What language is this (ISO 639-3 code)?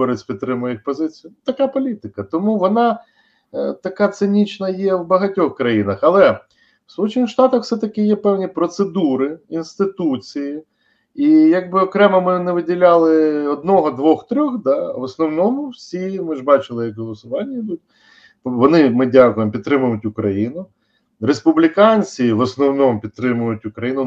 ukr